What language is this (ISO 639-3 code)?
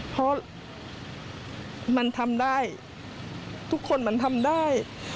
tha